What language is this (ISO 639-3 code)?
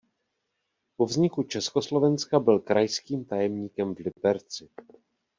ces